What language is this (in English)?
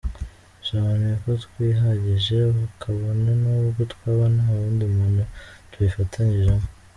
Kinyarwanda